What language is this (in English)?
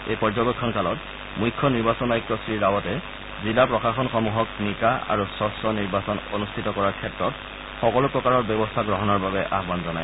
Assamese